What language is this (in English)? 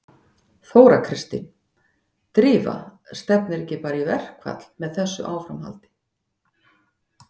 Icelandic